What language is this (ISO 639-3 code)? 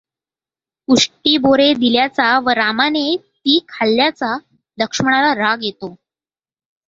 mar